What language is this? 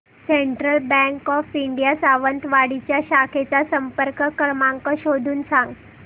Marathi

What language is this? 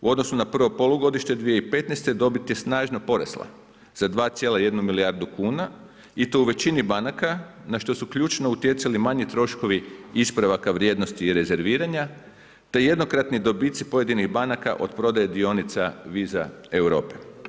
Croatian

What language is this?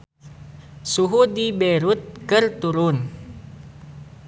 Sundanese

